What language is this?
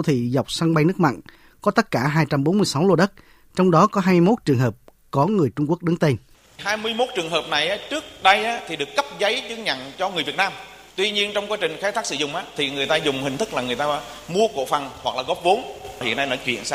Vietnamese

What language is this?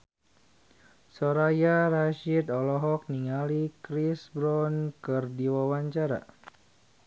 Sundanese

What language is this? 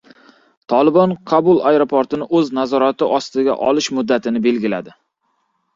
Uzbek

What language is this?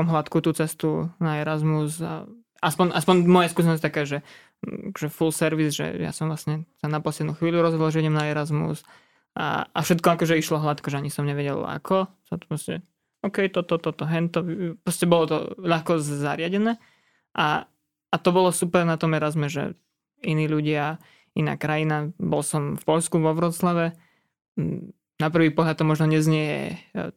Slovak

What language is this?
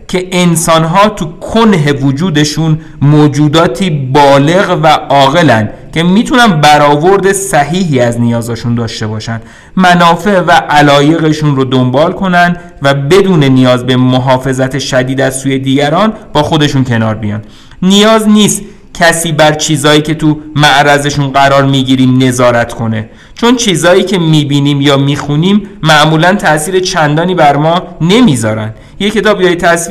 Persian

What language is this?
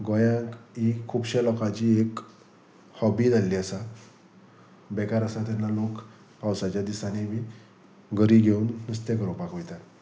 Konkani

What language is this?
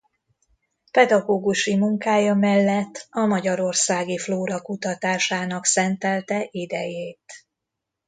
Hungarian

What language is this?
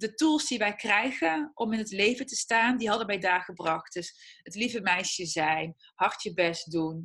Dutch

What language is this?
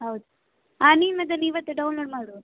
Kannada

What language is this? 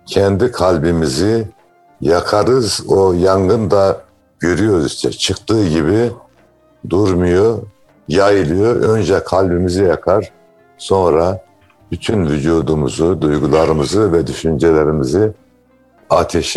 Turkish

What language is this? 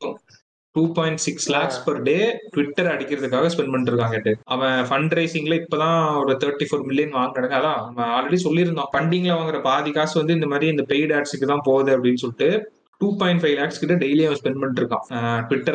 Tamil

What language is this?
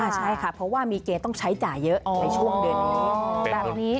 Thai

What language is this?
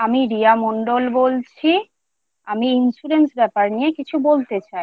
Bangla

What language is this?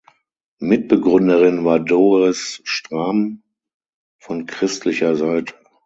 German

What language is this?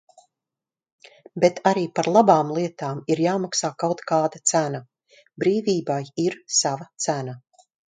Latvian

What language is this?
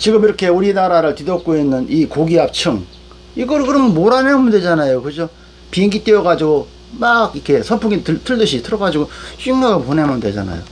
Korean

